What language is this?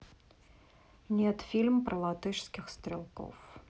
Russian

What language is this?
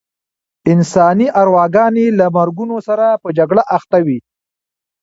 Pashto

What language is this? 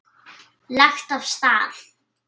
Icelandic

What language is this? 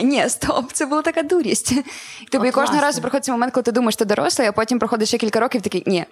Ukrainian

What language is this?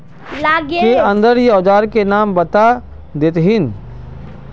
Magahi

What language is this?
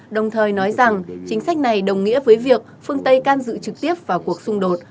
Vietnamese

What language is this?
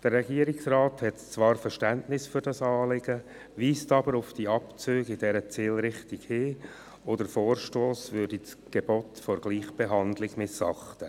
Swiss German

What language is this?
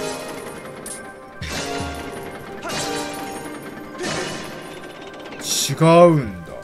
Japanese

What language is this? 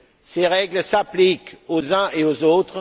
French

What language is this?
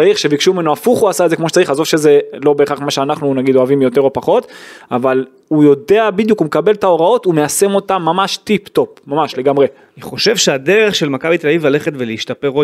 Hebrew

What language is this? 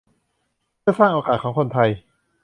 Thai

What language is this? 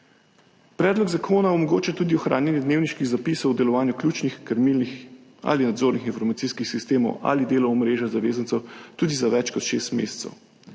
Slovenian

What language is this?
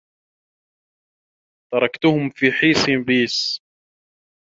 Arabic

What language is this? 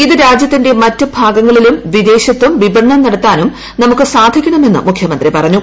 Malayalam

